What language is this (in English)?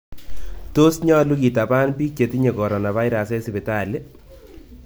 Kalenjin